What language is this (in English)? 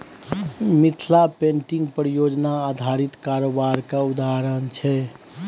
Maithili